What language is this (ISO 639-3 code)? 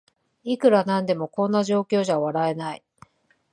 jpn